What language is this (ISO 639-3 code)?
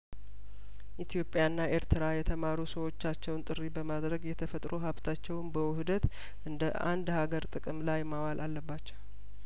amh